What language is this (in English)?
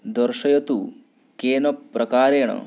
Sanskrit